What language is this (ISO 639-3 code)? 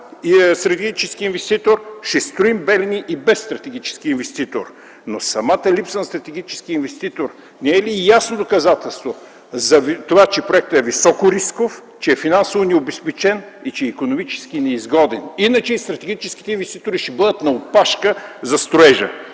bul